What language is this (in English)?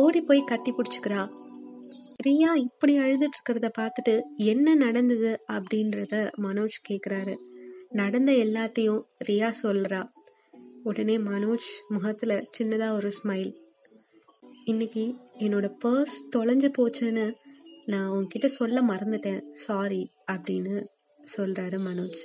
Tamil